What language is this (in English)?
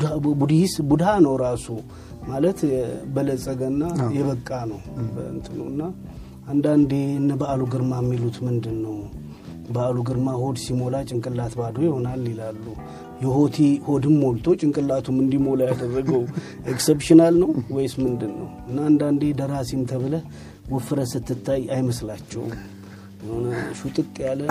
Amharic